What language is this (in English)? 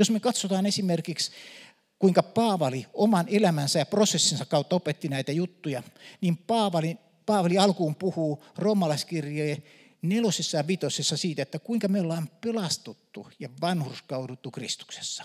Finnish